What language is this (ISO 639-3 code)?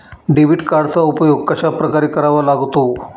mar